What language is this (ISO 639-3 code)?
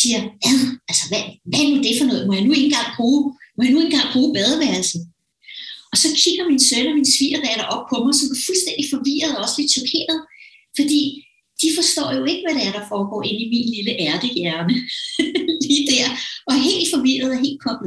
dan